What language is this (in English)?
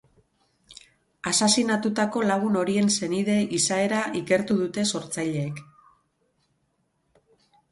Basque